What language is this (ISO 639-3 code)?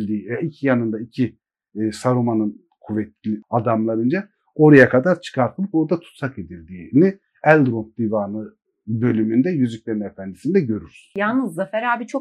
tur